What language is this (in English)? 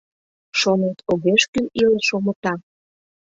Mari